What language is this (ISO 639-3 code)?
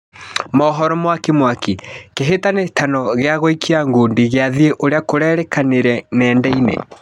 kik